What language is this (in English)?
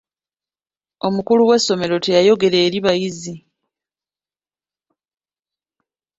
Ganda